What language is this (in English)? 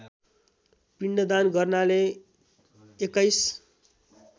Nepali